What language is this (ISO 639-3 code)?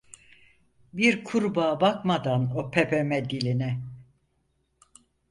tur